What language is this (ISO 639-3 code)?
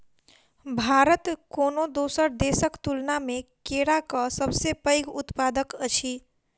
mai